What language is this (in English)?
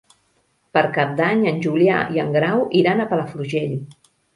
Catalan